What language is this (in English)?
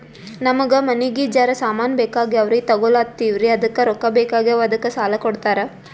Kannada